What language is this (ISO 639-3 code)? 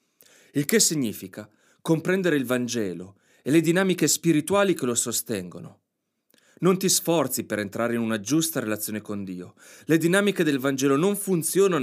ita